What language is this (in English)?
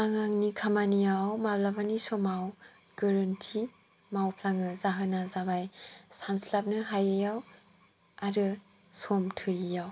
Bodo